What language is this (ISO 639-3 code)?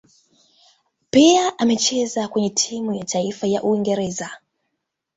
swa